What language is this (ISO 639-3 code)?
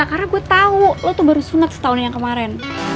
ind